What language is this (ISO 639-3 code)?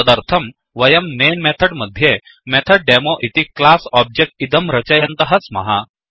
san